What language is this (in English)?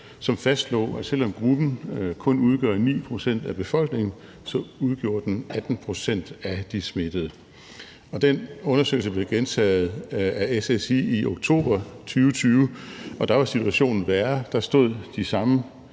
Danish